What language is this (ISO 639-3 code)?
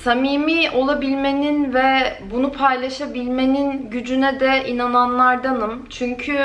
tur